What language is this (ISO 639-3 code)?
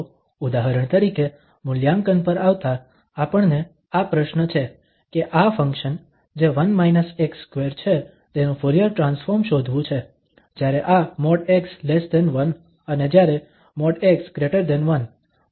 guj